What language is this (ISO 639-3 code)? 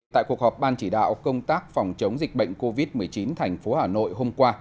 vie